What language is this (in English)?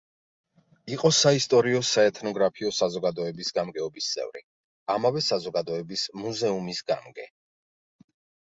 Georgian